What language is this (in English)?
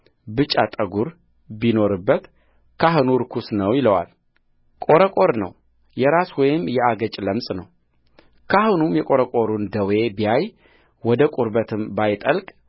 Amharic